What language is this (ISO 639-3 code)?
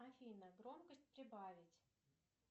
rus